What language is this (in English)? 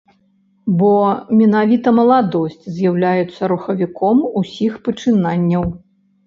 Belarusian